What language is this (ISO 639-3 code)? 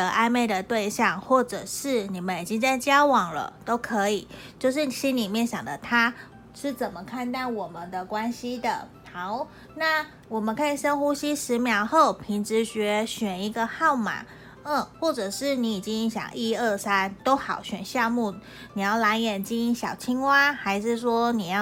zho